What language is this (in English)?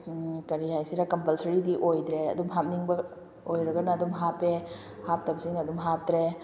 Manipuri